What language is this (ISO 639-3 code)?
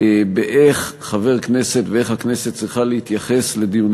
heb